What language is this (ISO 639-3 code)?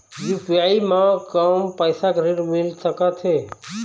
hne